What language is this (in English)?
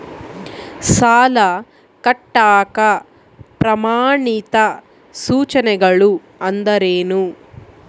Kannada